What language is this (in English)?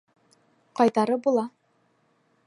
Bashkir